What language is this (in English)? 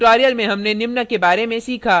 Hindi